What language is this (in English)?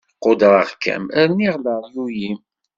Kabyle